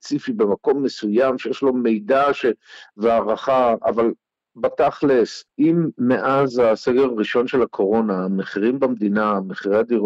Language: Hebrew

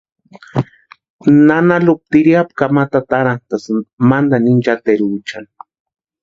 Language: Western Highland Purepecha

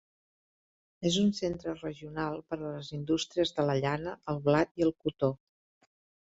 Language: Catalan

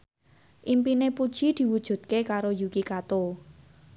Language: Javanese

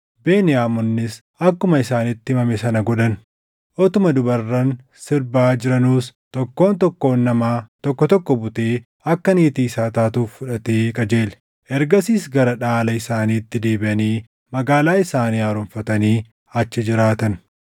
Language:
Oromo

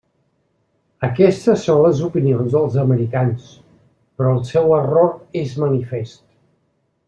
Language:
Catalan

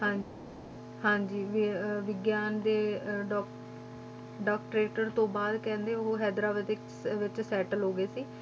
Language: Punjabi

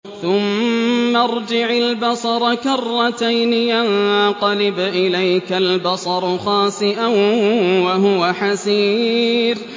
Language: Arabic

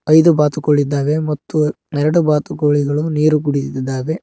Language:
Kannada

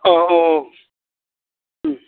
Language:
Bodo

